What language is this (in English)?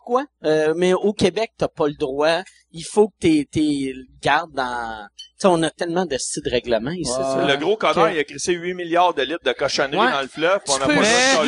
French